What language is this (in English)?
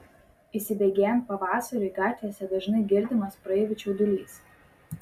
Lithuanian